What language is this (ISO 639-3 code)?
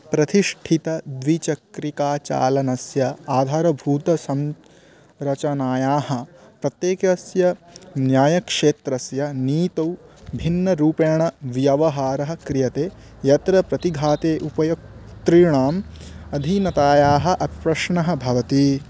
san